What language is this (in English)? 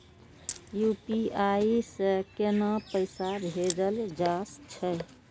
Maithili